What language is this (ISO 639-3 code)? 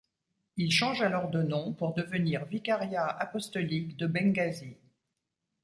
fra